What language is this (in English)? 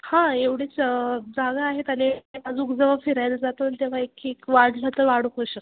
Marathi